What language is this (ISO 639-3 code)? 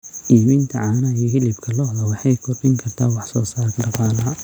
som